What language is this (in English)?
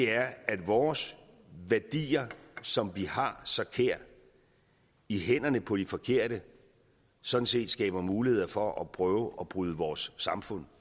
Danish